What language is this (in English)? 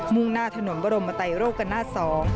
Thai